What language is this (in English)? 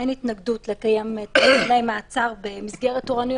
Hebrew